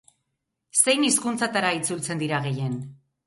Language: Basque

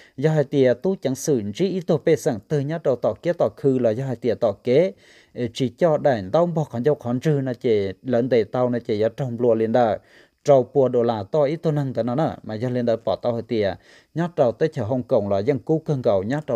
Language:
Vietnamese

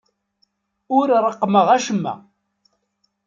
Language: Kabyle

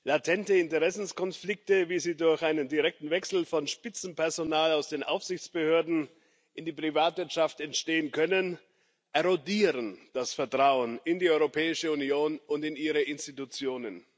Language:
German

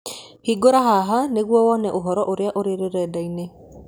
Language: Kikuyu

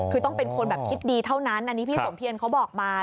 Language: Thai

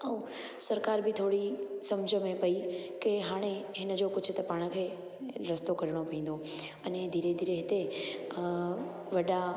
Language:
Sindhi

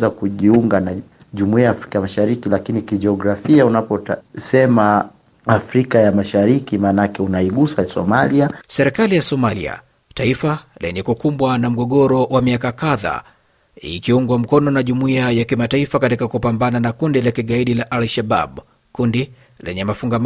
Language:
Swahili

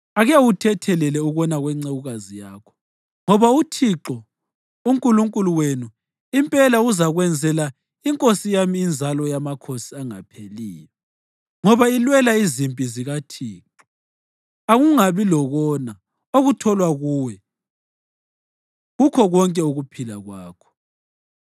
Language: North Ndebele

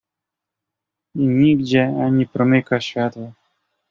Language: Polish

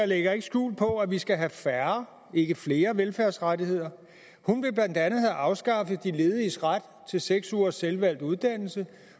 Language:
Danish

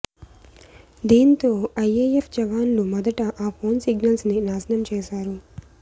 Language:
Telugu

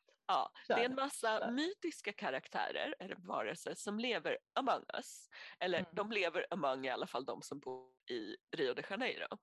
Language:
Swedish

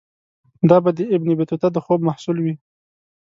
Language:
Pashto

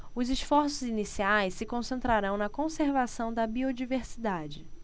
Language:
Portuguese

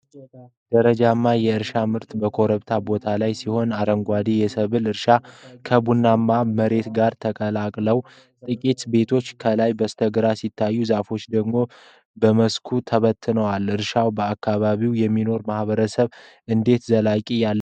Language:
Amharic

